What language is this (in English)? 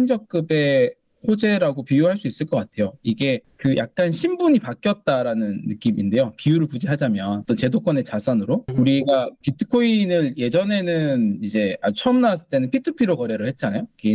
Korean